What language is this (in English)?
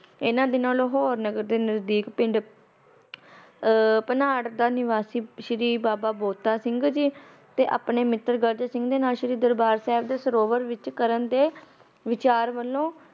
Punjabi